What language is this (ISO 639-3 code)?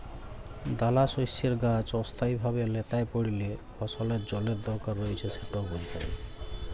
ben